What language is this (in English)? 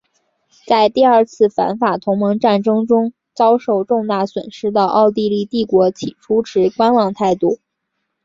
Chinese